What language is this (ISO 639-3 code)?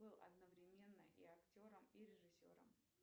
rus